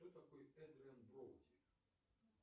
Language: Russian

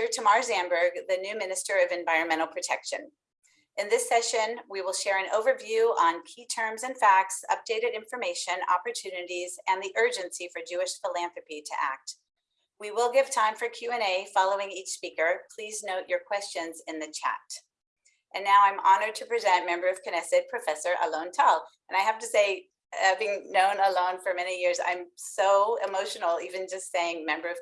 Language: English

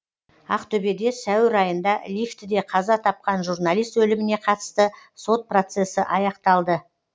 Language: Kazakh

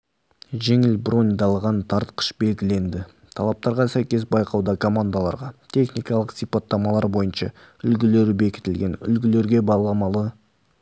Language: Kazakh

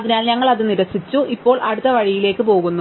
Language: Malayalam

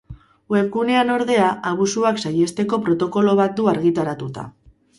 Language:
Basque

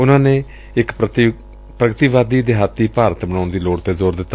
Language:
Punjabi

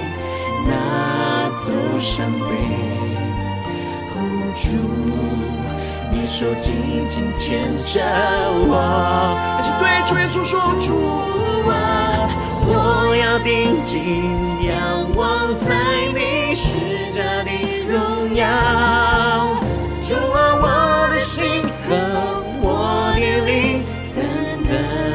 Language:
Chinese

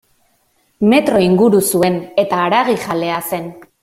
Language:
Basque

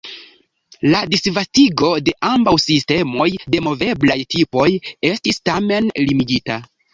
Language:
Esperanto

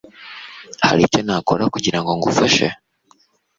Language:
Kinyarwanda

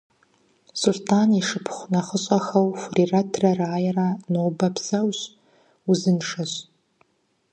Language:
Kabardian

